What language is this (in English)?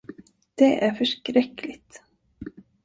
Swedish